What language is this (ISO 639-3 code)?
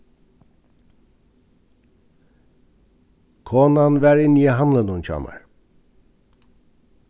fao